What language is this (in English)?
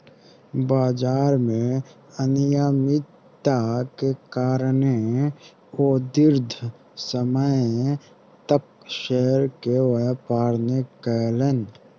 Maithili